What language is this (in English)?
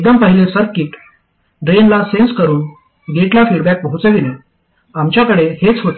Marathi